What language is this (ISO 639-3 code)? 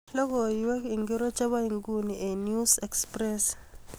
kln